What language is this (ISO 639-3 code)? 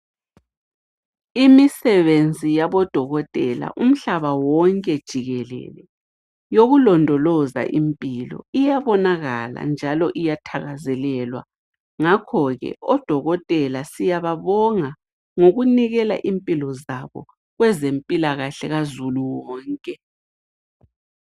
nde